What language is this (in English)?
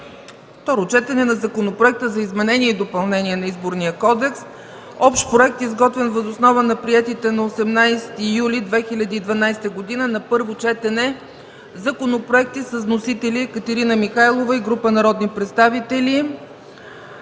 Bulgarian